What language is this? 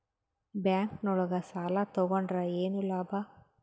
Kannada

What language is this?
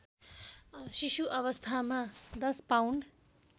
Nepali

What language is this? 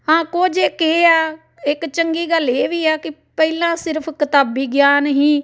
Punjabi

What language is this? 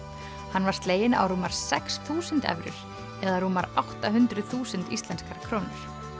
Icelandic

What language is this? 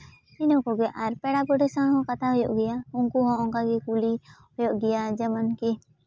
Santali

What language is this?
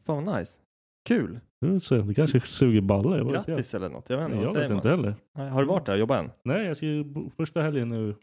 Swedish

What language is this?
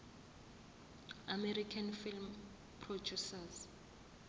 Zulu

